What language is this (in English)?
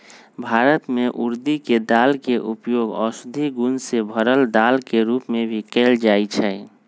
Magahi